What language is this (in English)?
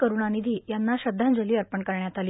Marathi